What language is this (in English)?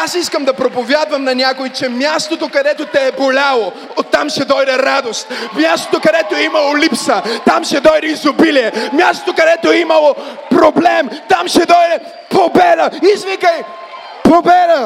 Bulgarian